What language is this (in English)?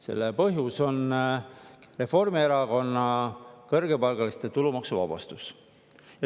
Estonian